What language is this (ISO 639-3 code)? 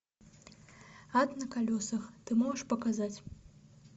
rus